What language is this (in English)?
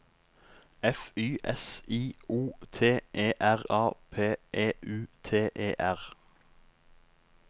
Norwegian